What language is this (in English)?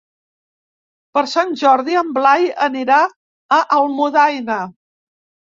Catalan